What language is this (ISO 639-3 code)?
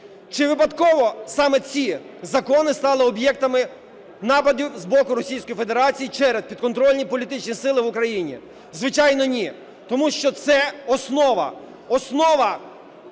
ukr